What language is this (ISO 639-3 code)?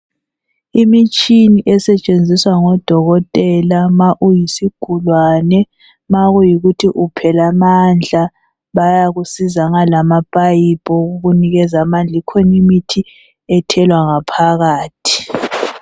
nde